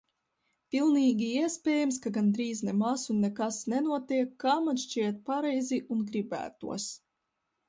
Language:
Latvian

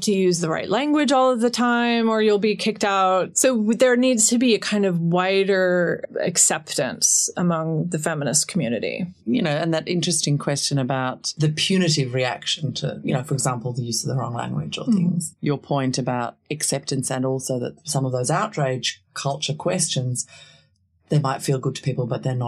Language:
English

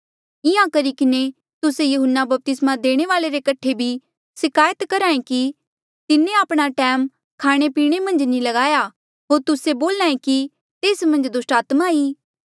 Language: Mandeali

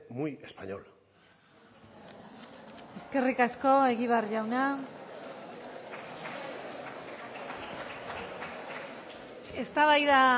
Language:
Basque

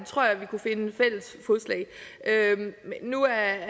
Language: Danish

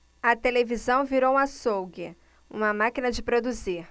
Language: Portuguese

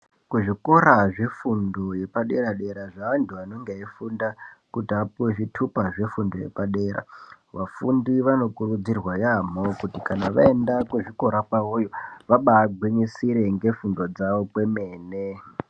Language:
Ndau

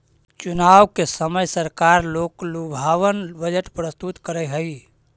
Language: Magahi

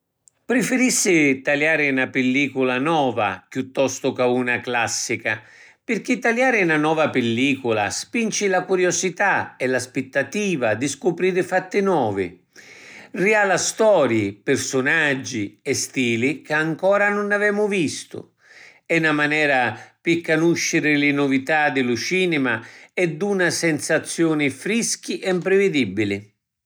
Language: Sicilian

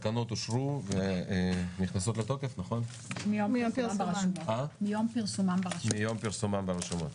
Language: Hebrew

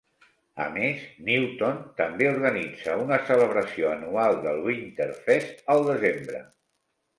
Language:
Catalan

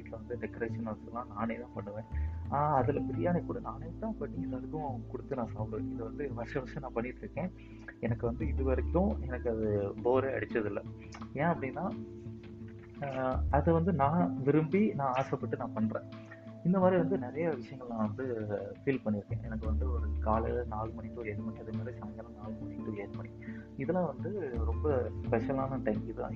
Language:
Tamil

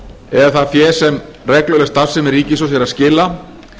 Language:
Icelandic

